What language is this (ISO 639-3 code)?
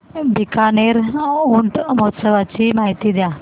mar